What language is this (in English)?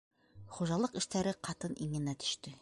Bashkir